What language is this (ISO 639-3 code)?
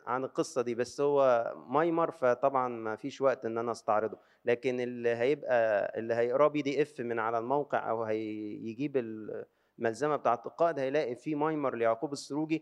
ara